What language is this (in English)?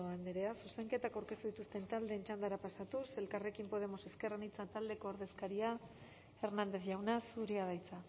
Basque